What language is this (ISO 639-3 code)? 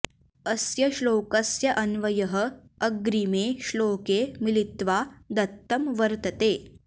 san